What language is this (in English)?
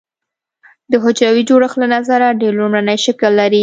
Pashto